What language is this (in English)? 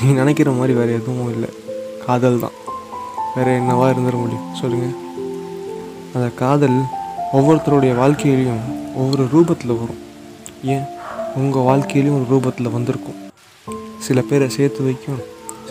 Tamil